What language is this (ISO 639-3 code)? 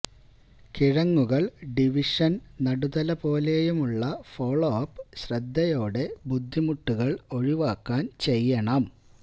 mal